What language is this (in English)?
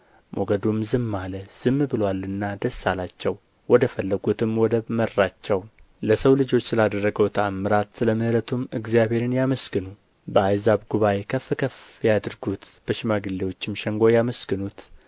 Amharic